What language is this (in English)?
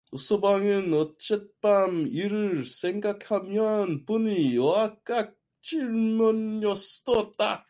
Korean